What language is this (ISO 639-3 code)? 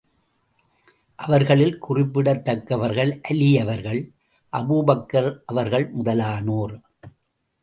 tam